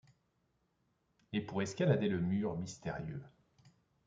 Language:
French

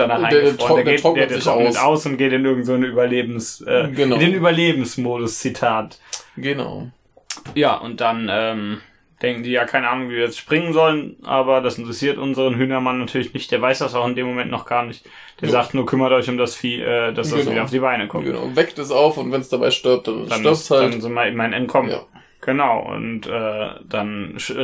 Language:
German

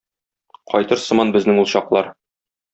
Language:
Tatar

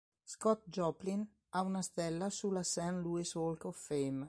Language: Italian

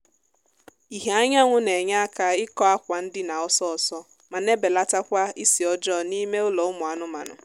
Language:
Igbo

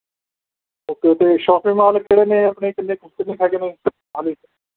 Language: Punjabi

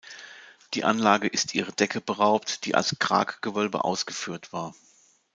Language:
German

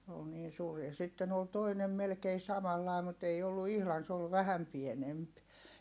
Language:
Finnish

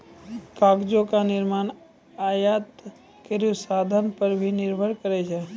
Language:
Maithili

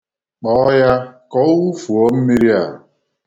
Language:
Igbo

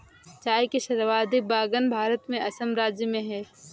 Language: Hindi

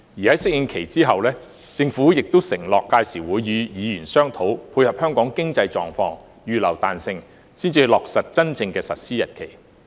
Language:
Cantonese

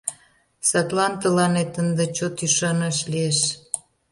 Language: Mari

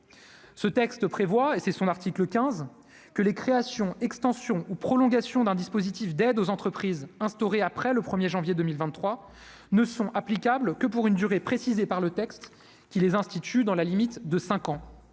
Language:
French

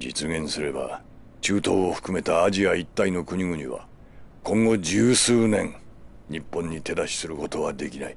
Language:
Japanese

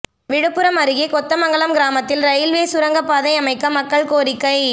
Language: Tamil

